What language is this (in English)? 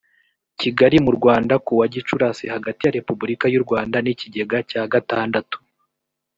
Kinyarwanda